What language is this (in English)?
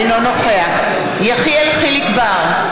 Hebrew